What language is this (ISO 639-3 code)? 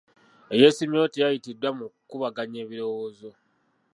lug